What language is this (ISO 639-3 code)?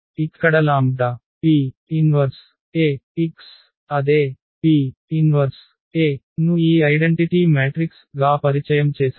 tel